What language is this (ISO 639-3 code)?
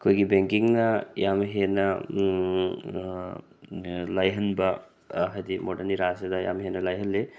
mni